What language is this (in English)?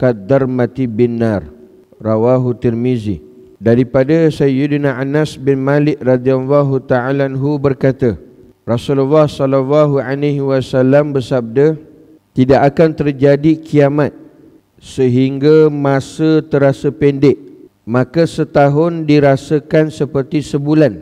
Malay